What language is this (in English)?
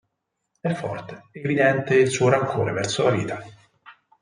Italian